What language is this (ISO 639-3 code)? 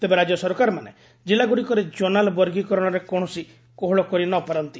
ori